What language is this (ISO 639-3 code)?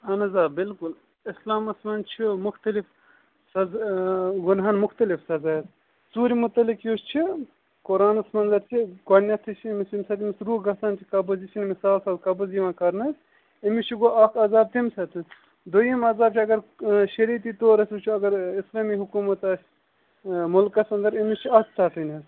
kas